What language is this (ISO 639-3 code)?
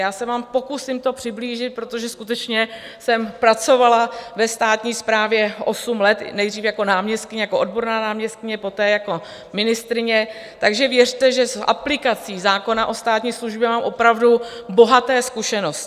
ces